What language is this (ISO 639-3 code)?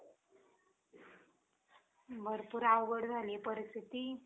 mar